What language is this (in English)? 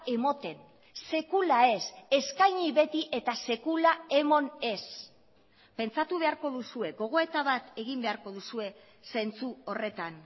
Basque